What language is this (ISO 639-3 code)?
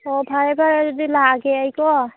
mni